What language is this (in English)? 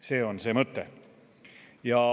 Estonian